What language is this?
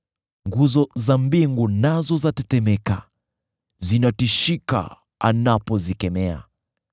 Swahili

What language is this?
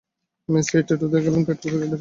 Bangla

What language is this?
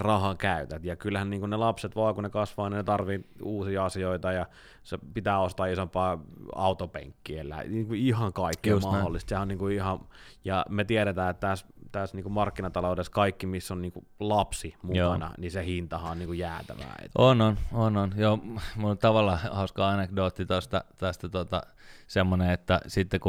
Finnish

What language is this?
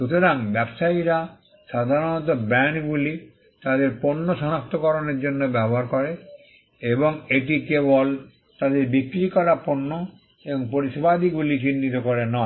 Bangla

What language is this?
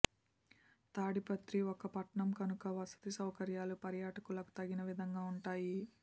Telugu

